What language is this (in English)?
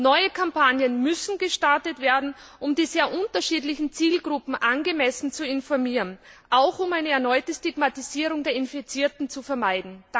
German